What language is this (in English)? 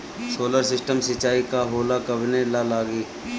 Bhojpuri